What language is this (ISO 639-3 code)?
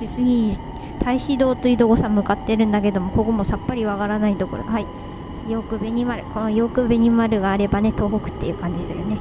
jpn